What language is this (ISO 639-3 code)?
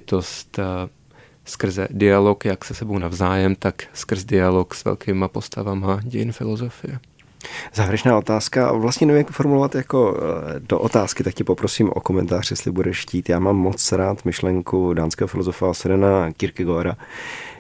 ces